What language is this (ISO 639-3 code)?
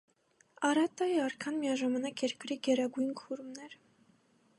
hye